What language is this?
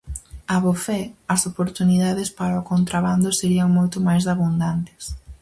Galician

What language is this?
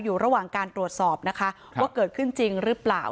Thai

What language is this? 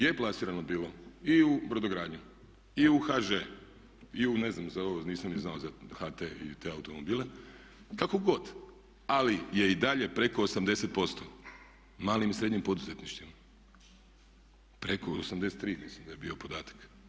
Croatian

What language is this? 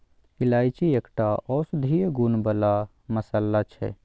Maithili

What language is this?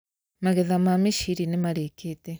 Kikuyu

